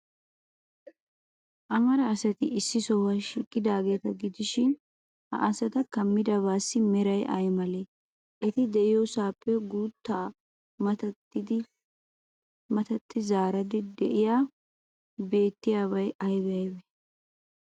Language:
Wolaytta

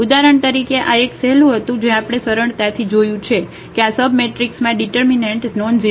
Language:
Gujarati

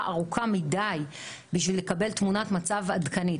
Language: Hebrew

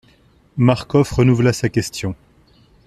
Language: French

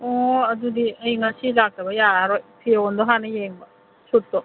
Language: Manipuri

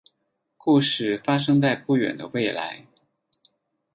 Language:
Chinese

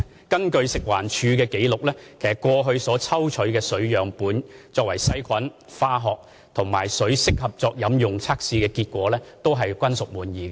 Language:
Cantonese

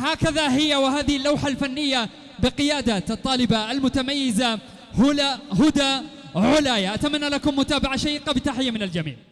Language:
Arabic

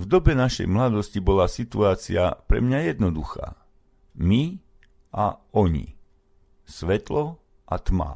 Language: Slovak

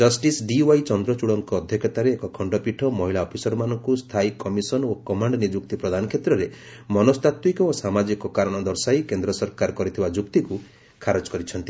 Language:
Odia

